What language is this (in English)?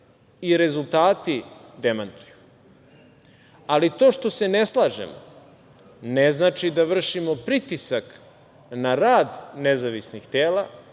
Serbian